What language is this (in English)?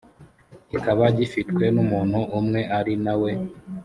Kinyarwanda